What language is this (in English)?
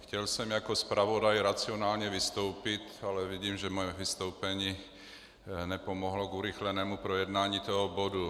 Czech